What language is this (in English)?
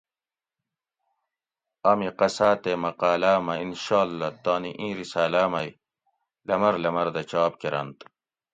Gawri